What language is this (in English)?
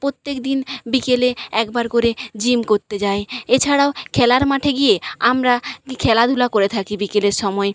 Bangla